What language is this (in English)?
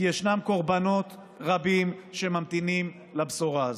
Hebrew